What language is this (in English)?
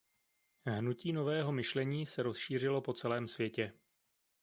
Czech